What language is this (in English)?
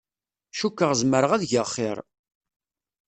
Kabyle